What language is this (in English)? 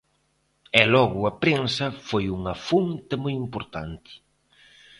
Galician